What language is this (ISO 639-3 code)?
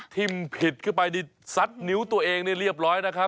tha